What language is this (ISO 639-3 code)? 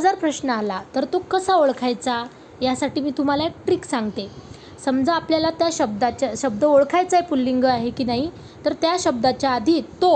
mar